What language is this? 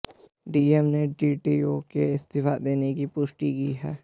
Hindi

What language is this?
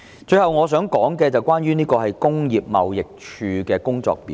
Cantonese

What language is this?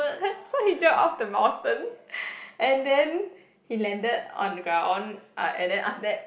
English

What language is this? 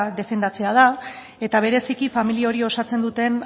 Basque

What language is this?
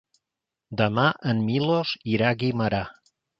Catalan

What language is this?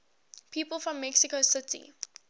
English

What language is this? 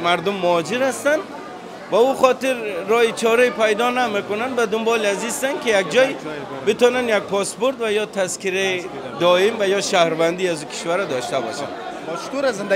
Persian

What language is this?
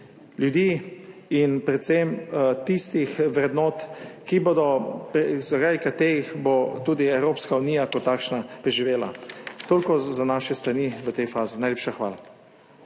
Slovenian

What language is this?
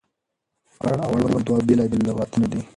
Pashto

